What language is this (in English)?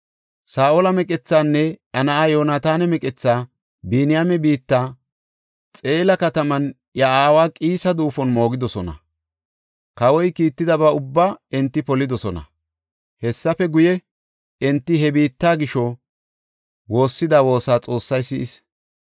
Gofa